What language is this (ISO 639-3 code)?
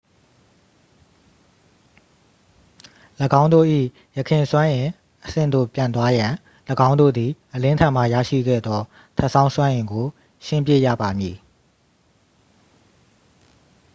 mya